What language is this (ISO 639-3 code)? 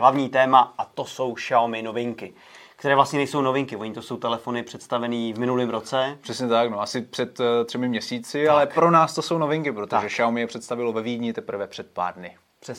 ces